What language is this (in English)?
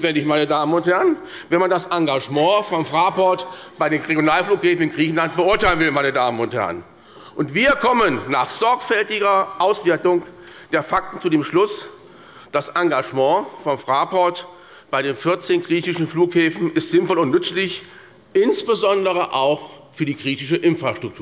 German